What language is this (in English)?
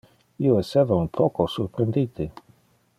Interlingua